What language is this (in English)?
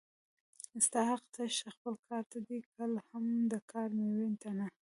Pashto